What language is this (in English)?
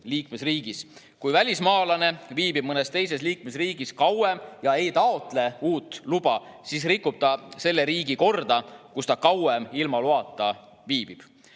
Estonian